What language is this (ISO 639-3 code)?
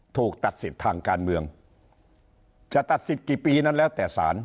tha